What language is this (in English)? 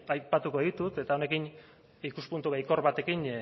Basque